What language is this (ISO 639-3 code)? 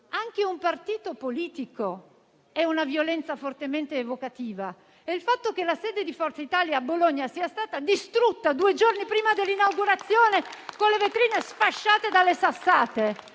ita